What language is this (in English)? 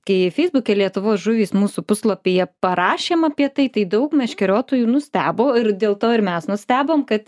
Lithuanian